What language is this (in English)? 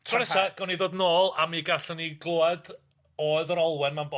Welsh